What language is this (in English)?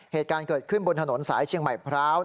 Thai